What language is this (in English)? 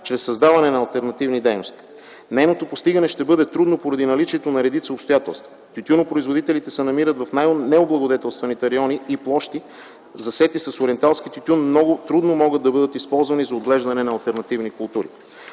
Bulgarian